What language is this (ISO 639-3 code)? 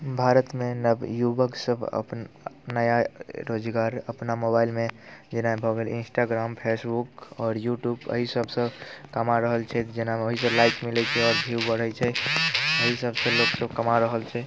mai